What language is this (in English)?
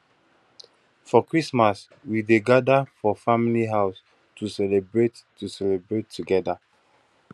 Nigerian Pidgin